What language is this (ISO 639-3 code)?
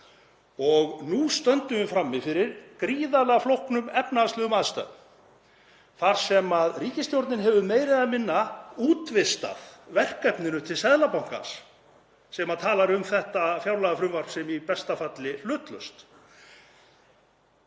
isl